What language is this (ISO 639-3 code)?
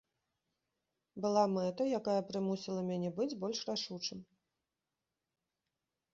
bel